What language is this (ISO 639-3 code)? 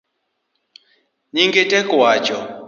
luo